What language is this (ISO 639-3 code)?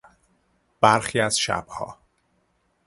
fas